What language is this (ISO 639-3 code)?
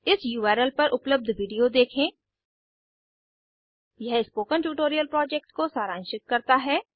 hin